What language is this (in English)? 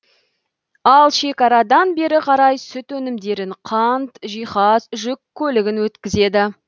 Kazakh